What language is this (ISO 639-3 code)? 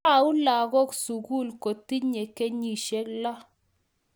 kln